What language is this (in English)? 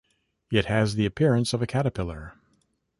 English